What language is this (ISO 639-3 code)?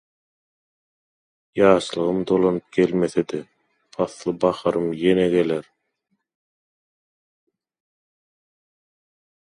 tuk